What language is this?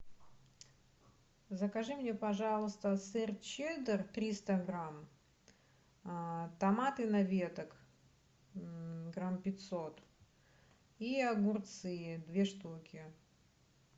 Russian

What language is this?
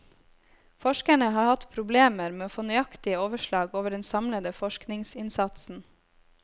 Norwegian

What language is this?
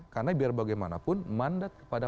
Indonesian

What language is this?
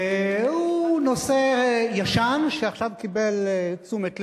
Hebrew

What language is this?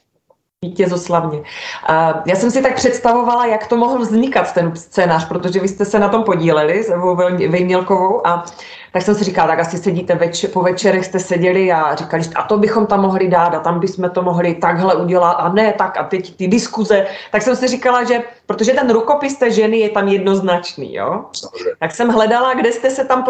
Czech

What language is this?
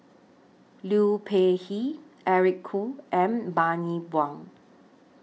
English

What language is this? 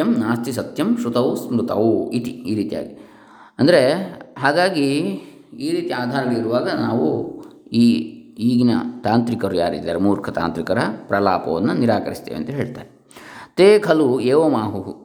Kannada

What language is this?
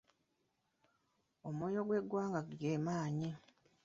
Ganda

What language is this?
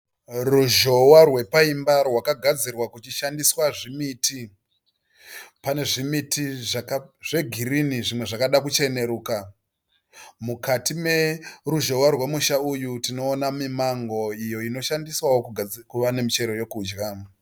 Shona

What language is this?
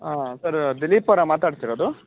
Kannada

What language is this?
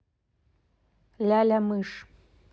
Russian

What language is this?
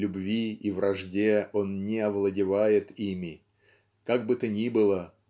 Russian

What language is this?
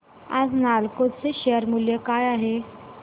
Marathi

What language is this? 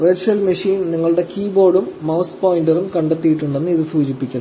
Malayalam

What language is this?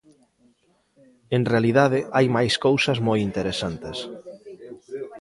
Galician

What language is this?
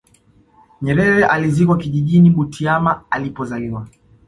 Swahili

